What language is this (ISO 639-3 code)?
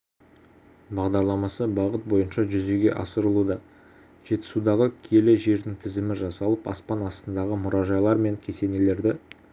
kaz